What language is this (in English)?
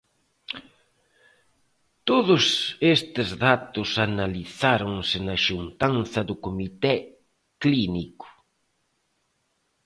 Galician